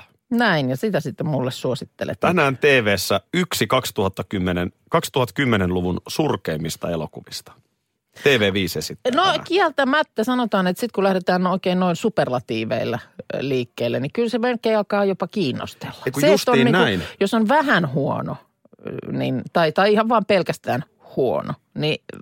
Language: Finnish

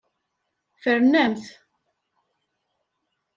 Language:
Kabyle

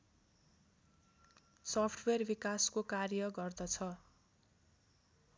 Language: Nepali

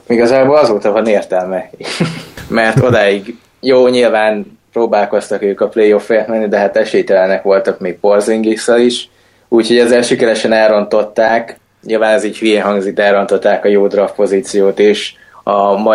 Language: Hungarian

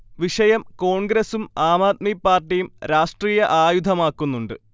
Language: Malayalam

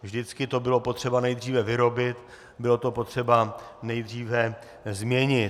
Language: Czech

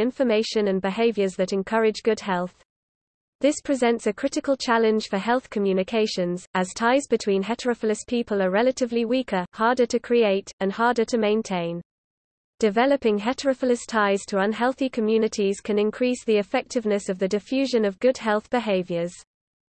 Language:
English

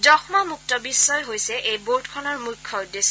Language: Assamese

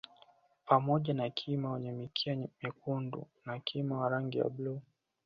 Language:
Swahili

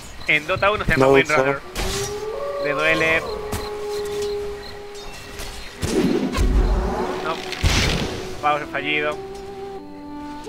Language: Spanish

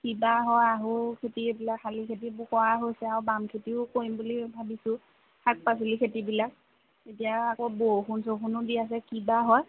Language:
Assamese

